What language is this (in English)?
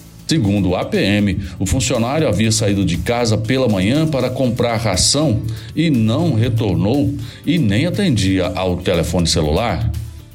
Portuguese